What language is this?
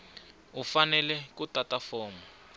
Tsonga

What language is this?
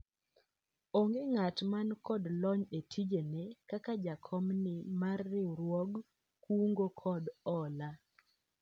Luo (Kenya and Tanzania)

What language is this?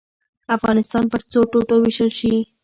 Pashto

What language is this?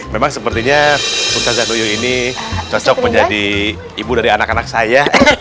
Indonesian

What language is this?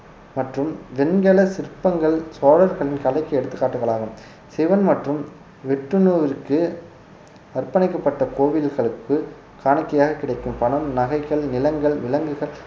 Tamil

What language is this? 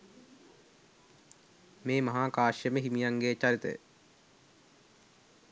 Sinhala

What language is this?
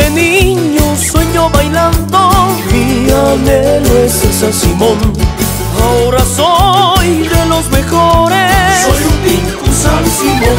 Romanian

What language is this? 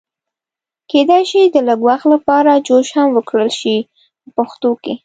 Pashto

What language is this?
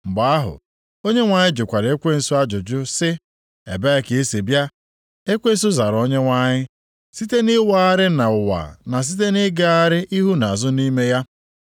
Igbo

